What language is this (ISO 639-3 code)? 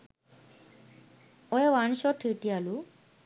sin